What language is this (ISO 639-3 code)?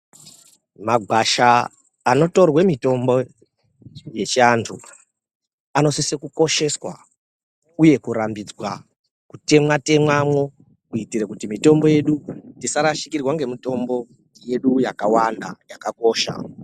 ndc